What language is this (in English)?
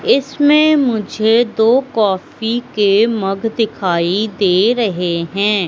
Hindi